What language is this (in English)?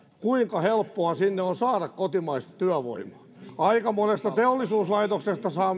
Finnish